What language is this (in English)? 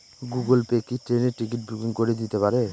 Bangla